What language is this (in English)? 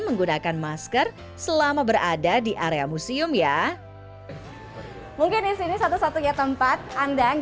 Indonesian